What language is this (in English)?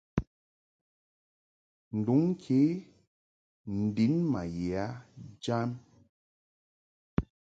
Mungaka